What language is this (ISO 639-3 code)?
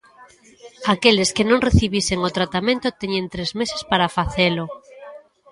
glg